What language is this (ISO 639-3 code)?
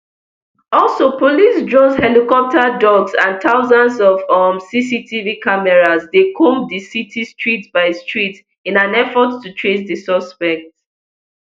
pcm